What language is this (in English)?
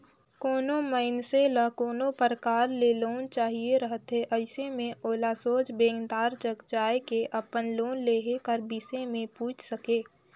Chhattisgarhi